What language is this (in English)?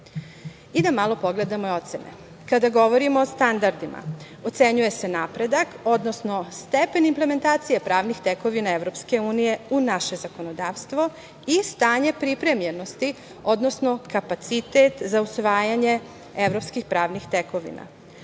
Serbian